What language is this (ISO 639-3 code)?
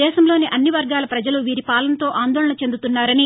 tel